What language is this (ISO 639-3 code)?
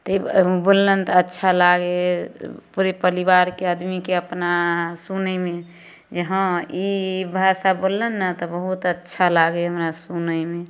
mai